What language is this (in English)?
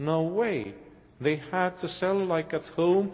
English